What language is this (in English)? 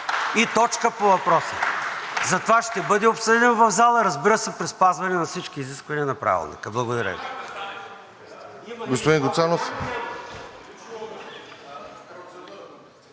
Bulgarian